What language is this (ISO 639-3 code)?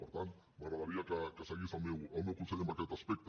cat